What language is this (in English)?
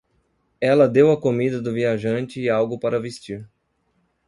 Portuguese